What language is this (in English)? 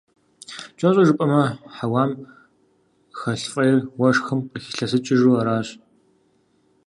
Kabardian